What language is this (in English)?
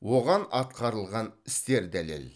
Kazakh